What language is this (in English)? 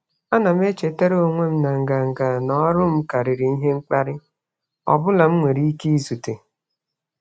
Igbo